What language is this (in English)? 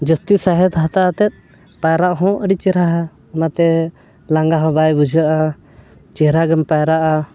Santali